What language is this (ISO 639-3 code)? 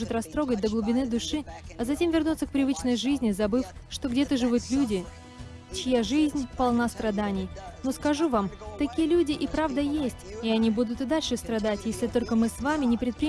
rus